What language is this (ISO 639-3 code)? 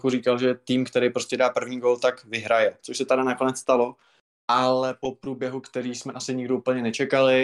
ces